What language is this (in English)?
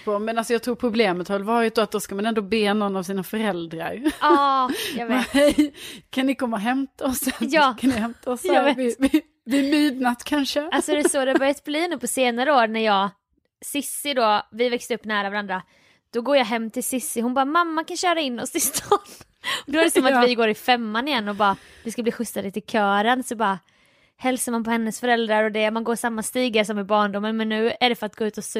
Swedish